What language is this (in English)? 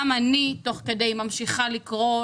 Hebrew